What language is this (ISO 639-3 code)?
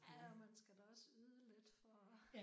dan